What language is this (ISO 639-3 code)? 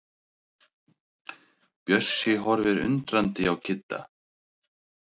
isl